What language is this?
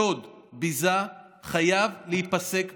Hebrew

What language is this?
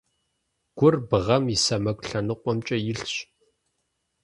Kabardian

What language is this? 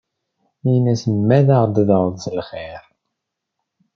Kabyle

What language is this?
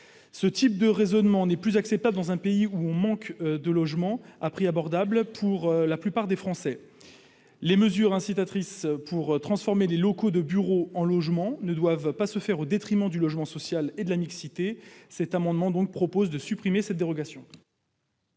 French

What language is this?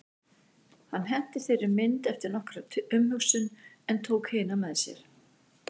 Icelandic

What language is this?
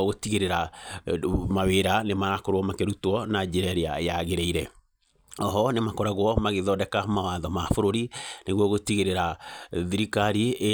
Kikuyu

